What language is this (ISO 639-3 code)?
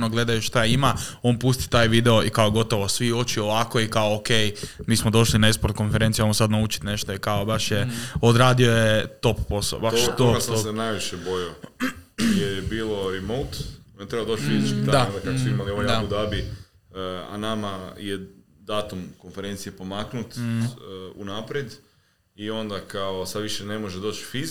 hrv